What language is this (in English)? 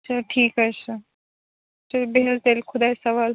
Kashmiri